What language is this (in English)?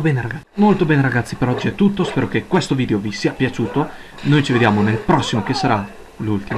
Italian